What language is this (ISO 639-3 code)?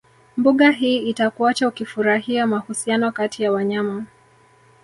swa